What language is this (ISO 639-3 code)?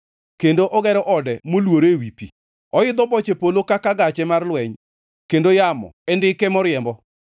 luo